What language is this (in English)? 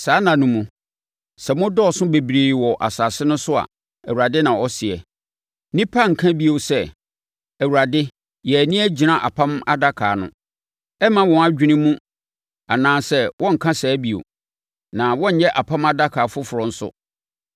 Akan